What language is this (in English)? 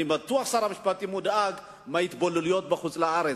Hebrew